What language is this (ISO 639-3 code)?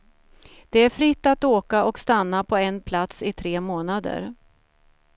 swe